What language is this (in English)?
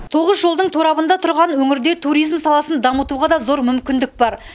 Kazakh